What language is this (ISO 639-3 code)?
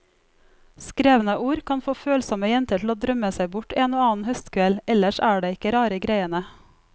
nor